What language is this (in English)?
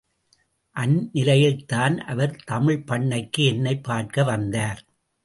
Tamil